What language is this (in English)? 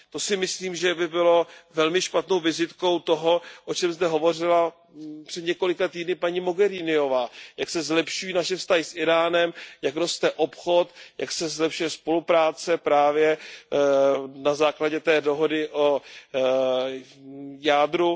Czech